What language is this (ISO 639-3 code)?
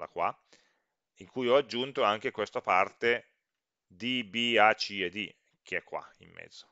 ita